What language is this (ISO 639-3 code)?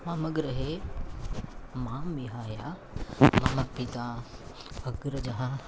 san